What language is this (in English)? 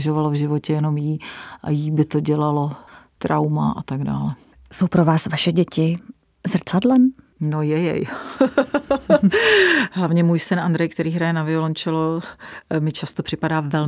Czech